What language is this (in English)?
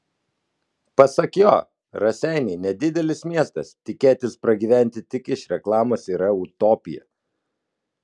Lithuanian